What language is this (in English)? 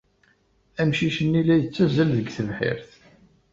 Kabyle